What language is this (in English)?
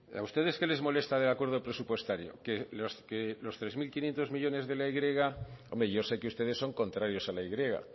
Spanish